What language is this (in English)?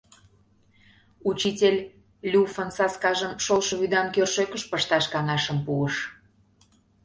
Mari